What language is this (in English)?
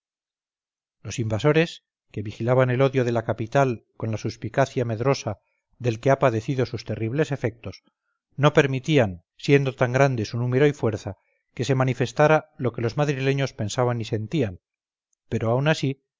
Spanish